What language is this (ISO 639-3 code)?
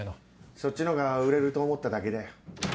jpn